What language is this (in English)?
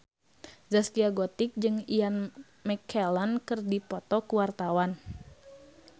Sundanese